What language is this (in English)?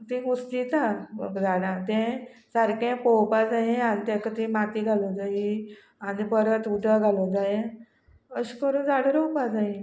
Konkani